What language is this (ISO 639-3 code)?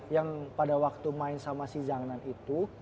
ind